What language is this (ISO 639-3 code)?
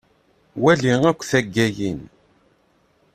kab